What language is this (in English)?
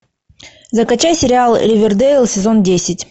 Russian